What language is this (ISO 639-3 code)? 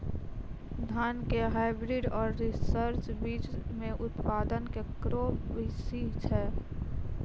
mai